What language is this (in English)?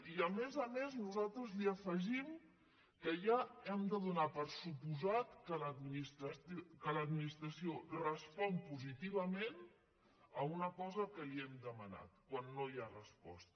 Catalan